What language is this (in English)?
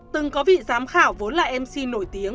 Vietnamese